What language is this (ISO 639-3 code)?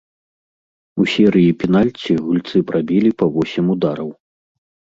bel